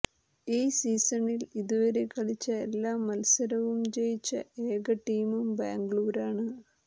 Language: Malayalam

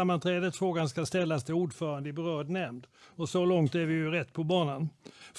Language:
Swedish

